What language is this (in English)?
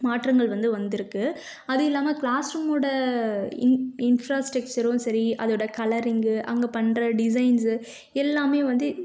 Tamil